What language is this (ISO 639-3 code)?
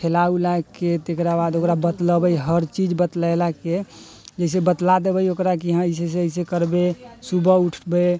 mai